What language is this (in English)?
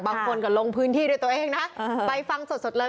Thai